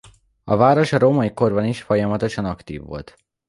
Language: Hungarian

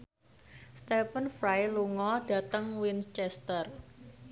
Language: Javanese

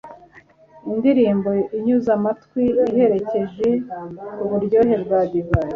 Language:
Kinyarwanda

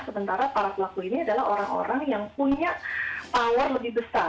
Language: Indonesian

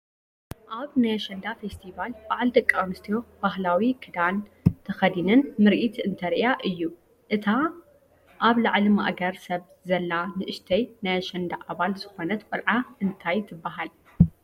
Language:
Tigrinya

